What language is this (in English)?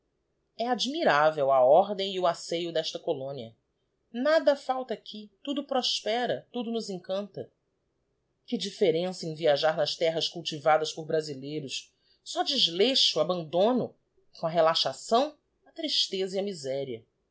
Portuguese